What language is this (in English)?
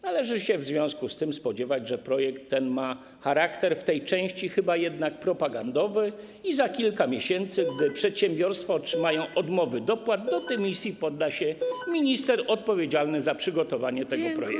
Polish